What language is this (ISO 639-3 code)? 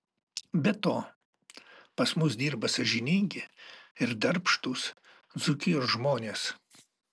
lit